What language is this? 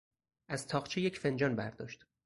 Persian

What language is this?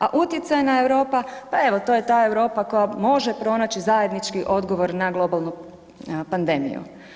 Croatian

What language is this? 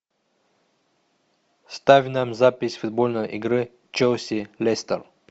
Russian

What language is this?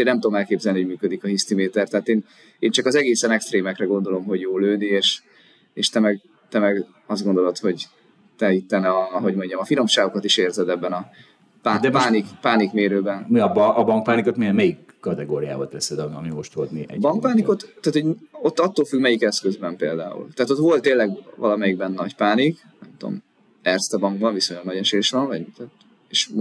Hungarian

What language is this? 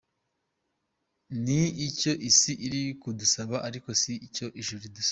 Kinyarwanda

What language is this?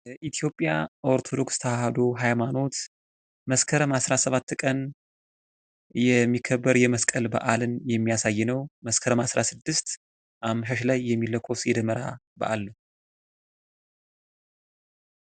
Amharic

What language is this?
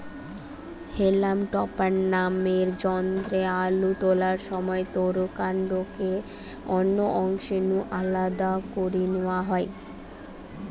Bangla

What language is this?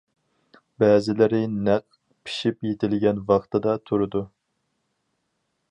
Uyghur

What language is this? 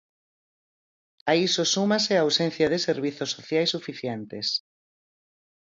Galician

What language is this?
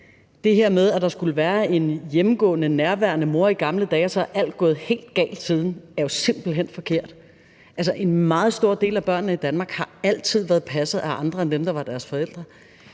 Danish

